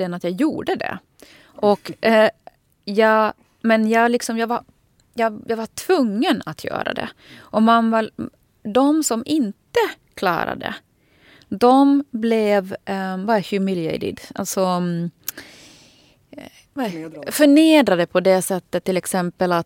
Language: Swedish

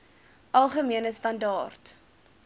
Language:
Afrikaans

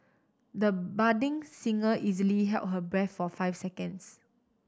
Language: English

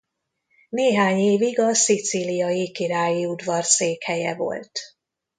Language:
Hungarian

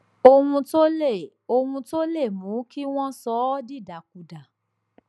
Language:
Yoruba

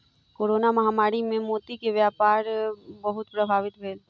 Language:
Maithili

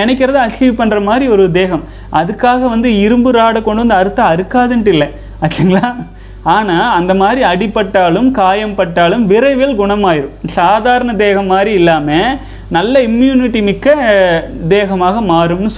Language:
Tamil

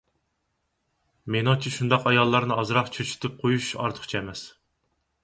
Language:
Uyghur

